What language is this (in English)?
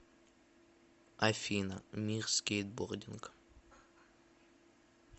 Russian